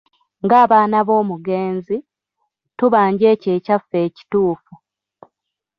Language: Ganda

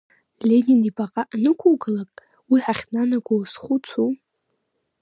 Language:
Abkhazian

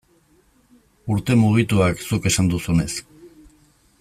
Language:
Basque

